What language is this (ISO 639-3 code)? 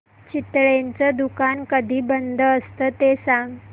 mar